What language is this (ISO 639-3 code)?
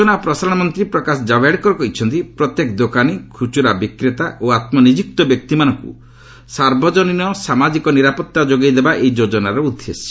ori